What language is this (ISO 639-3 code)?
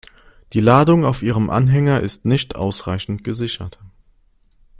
deu